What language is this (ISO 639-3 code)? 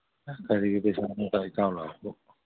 mni